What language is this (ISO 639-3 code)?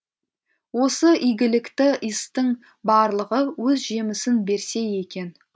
kaz